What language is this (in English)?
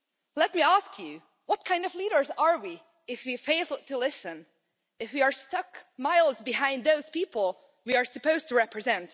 English